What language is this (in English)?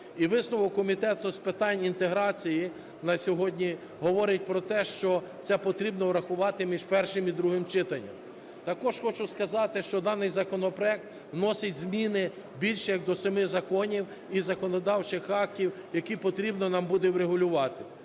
Ukrainian